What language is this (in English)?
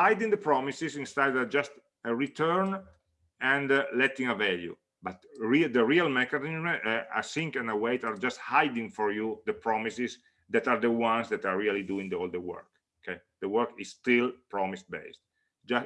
English